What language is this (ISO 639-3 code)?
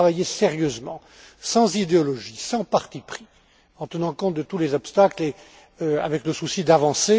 fra